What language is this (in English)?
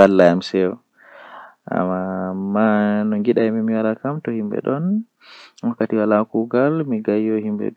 Western Niger Fulfulde